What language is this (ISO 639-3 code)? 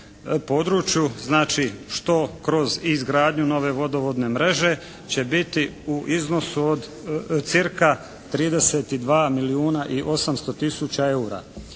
hrv